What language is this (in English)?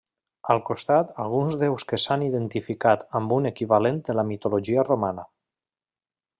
Catalan